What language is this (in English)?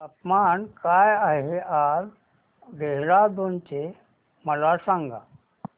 Marathi